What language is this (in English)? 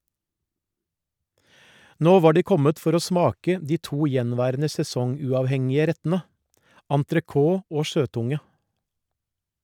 Norwegian